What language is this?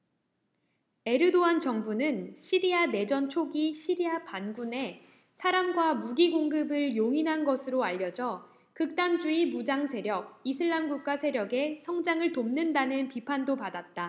Korean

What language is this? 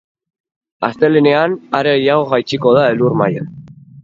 Basque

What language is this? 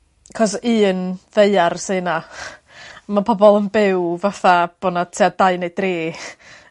Welsh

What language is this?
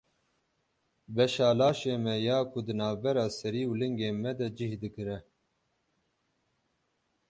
Kurdish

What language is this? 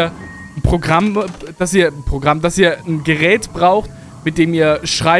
German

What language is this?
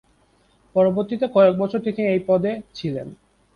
Bangla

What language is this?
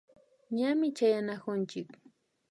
Imbabura Highland Quichua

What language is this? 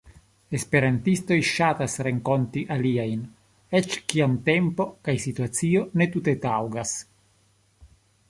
Esperanto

